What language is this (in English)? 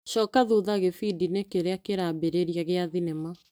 Kikuyu